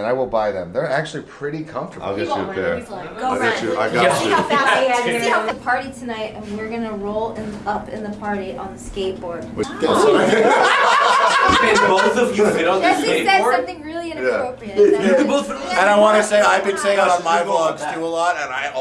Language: English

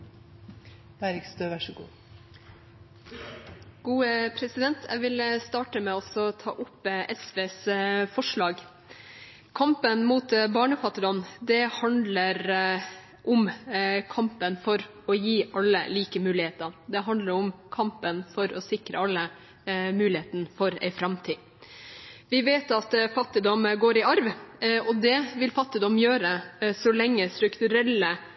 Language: Norwegian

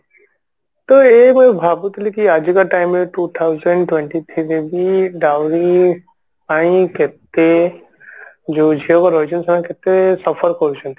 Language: Odia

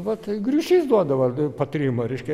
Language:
Lithuanian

